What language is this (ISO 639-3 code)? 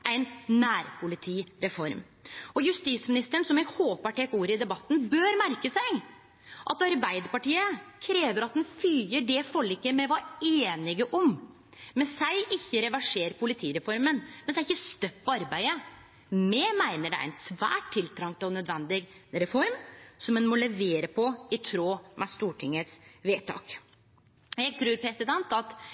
nno